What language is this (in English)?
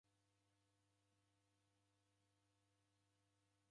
Taita